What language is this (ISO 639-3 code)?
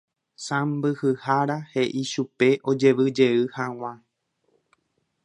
grn